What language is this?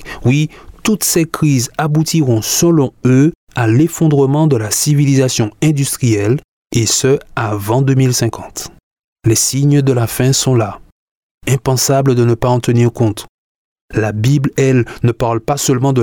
French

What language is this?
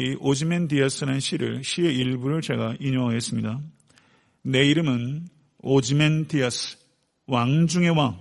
Korean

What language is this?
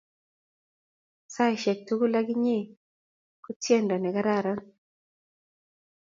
Kalenjin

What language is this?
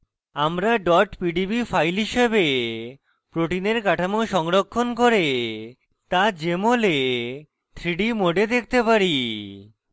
Bangla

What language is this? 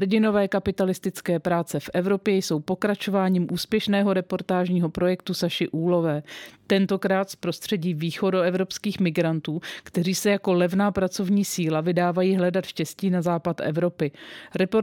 Czech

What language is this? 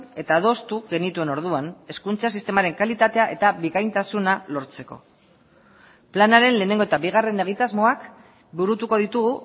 Basque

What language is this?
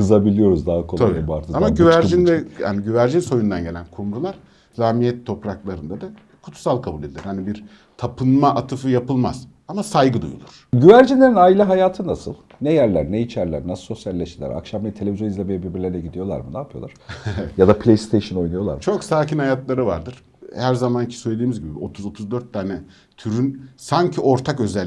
Turkish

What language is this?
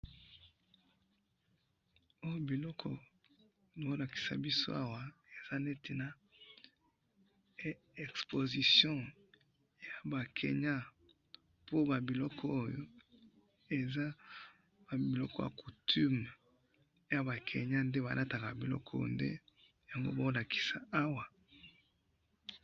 Lingala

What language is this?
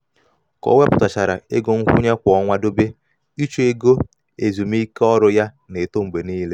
Igbo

